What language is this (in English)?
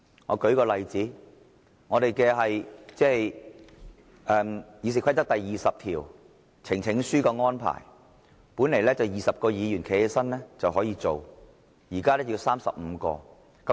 Cantonese